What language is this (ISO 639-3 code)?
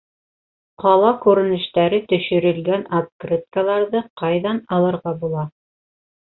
bak